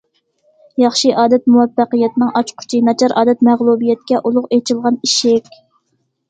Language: Uyghur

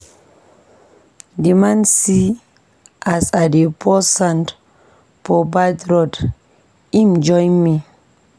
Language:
Nigerian Pidgin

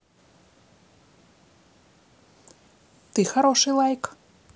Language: Russian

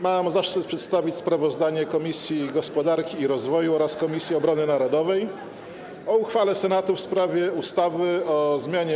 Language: Polish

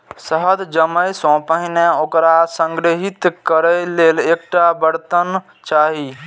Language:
Maithili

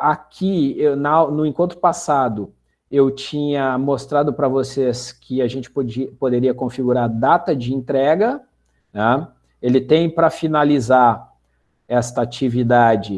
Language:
Portuguese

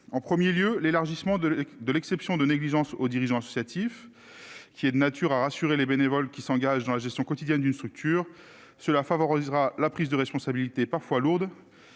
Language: French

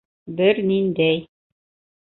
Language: Bashkir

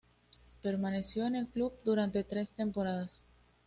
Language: Spanish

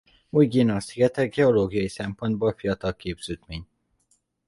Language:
Hungarian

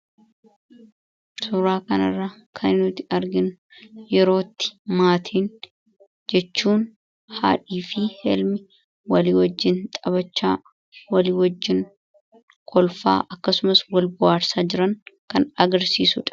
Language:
Oromo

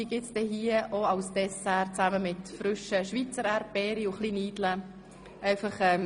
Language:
Swiss German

